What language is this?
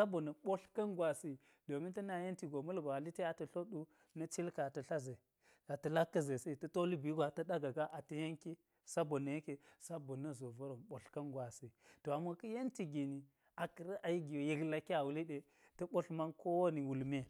Geji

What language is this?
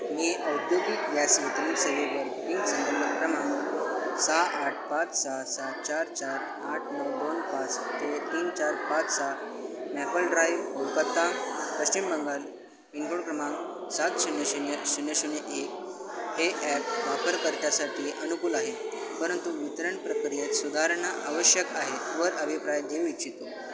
Marathi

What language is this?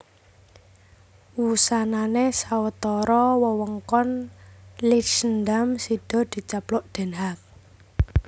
Javanese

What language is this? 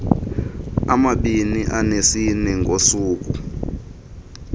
Xhosa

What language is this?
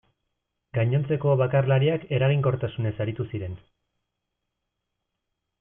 Basque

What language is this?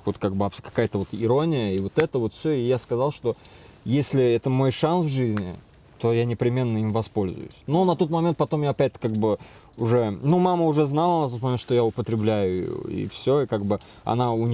Russian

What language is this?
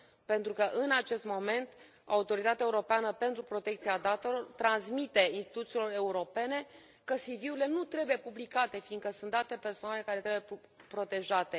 Romanian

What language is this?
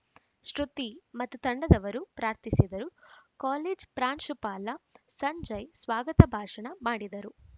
Kannada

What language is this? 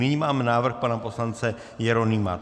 Czech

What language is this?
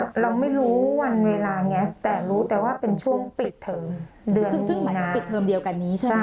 Thai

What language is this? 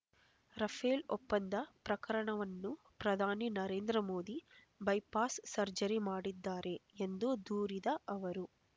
Kannada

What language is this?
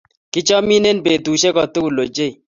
Kalenjin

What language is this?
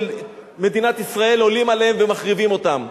Hebrew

